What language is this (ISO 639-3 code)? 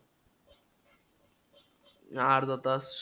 mar